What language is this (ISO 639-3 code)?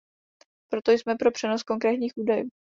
ces